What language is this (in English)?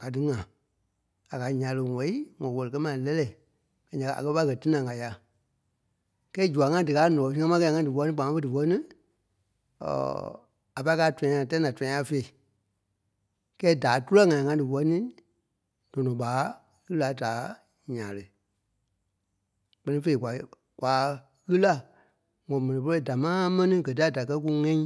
Kpelle